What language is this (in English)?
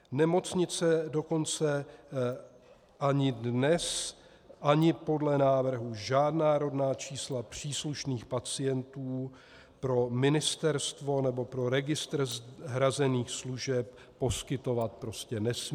Czech